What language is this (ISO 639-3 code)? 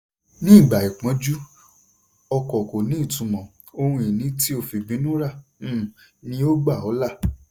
yor